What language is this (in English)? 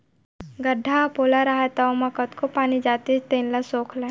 Chhattisgarhi